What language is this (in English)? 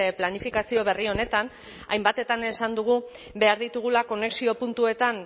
Basque